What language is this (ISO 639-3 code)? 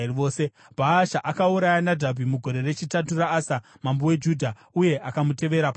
sna